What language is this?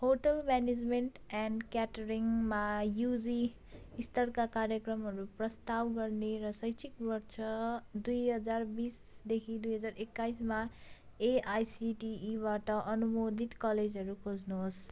Nepali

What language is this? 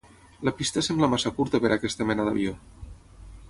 Catalan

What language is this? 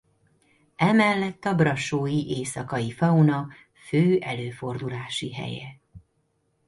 Hungarian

